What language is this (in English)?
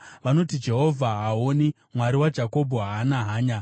Shona